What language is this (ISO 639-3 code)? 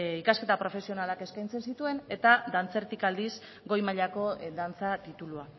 eus